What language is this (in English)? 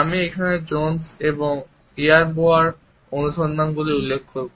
Bangla